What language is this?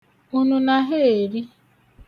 Igbo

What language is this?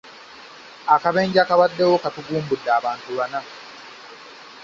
Ganda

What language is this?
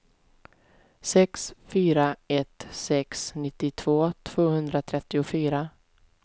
Swedish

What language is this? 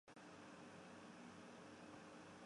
Chinese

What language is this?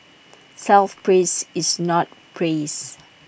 English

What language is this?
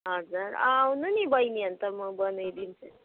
Nepali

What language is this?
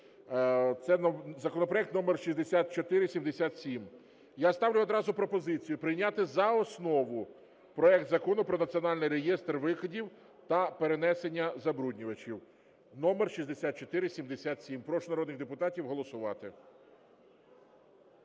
Ukrainian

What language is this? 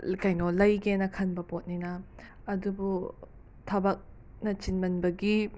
Manipuri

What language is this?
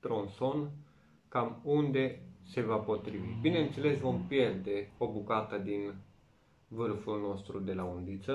Romanian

